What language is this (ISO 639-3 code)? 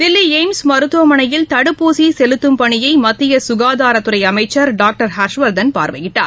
tam